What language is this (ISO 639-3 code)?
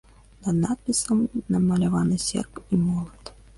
bel